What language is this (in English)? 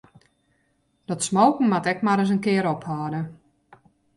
Western Frisian